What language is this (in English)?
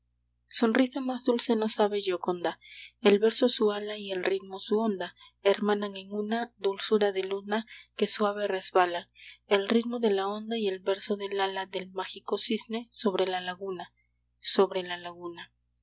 Spanish